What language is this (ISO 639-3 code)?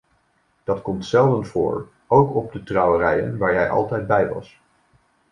nld